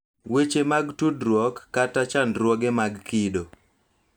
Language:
Luo (Kenya and Tanzania)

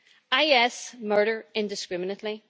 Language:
English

